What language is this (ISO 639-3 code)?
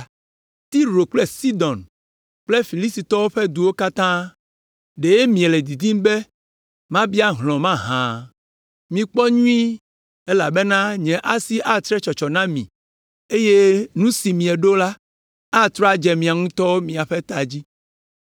ewe